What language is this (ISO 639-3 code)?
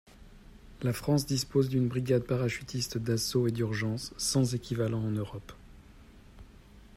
fra